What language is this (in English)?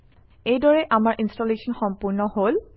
Assamese